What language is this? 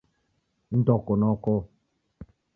Taita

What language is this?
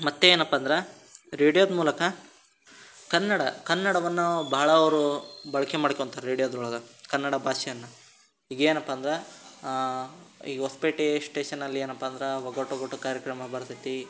Kannada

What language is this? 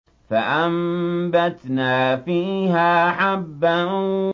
Arabic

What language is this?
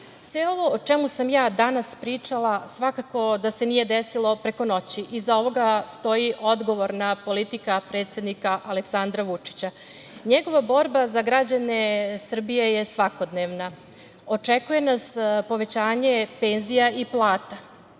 Serbian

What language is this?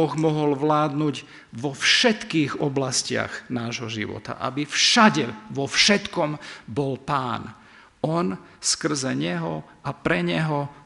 Slovak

